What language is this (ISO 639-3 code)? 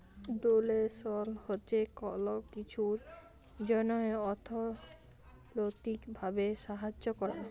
ben